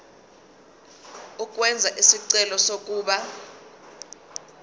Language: Zulu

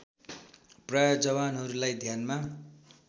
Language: Nepali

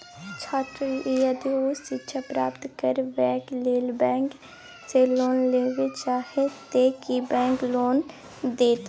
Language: Maithili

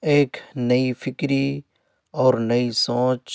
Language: Urdu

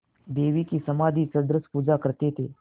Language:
Hindi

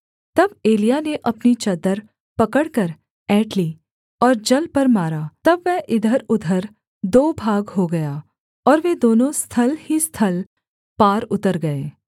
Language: Hindi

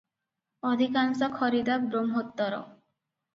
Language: Odia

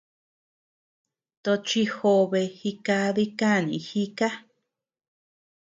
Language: Tepeuxila Cuicatec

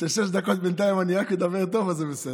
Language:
Hebrew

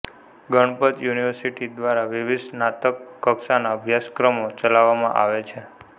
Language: Gujarati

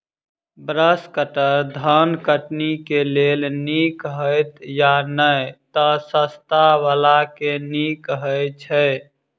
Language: Maithili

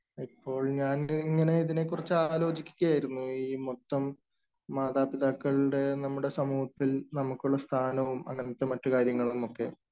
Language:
Malayalam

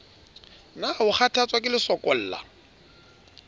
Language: Southern Sotho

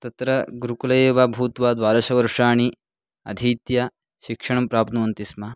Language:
Sanskrit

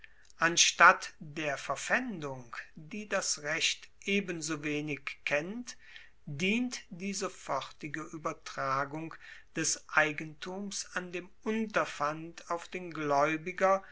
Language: German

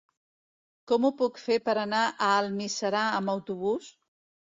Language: Catalan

